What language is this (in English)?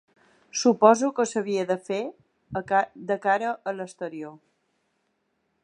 Catalan